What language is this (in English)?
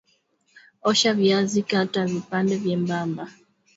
Swahili